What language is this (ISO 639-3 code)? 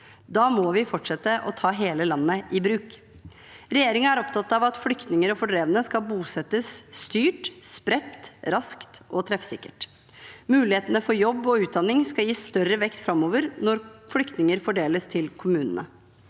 nor